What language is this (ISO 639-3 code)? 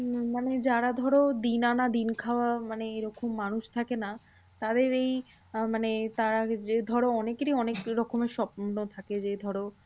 ben